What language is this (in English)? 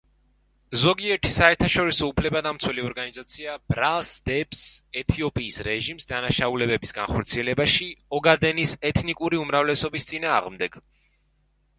Georgian